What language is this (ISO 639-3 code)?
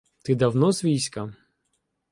ukr